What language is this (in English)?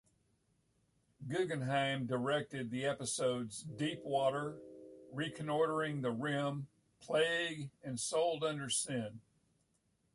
English